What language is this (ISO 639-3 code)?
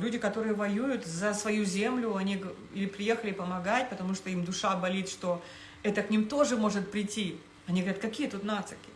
rus